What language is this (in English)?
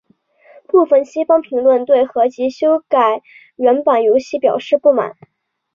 Chinese